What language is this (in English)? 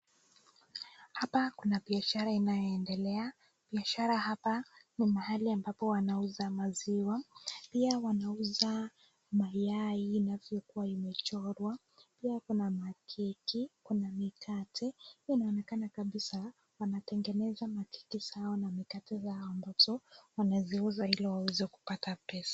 Swahili